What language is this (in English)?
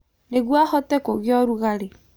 Kikuyu